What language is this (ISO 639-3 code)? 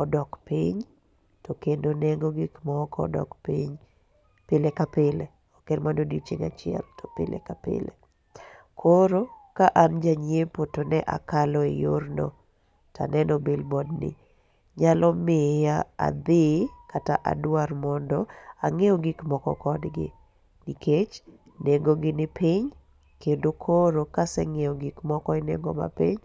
luo